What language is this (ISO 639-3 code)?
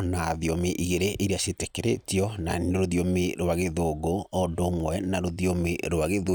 kik